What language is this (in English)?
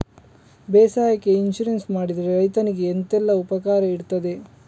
Kannada